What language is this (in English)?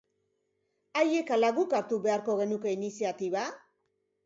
Basque